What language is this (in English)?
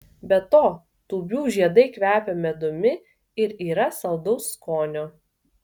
Lithuanian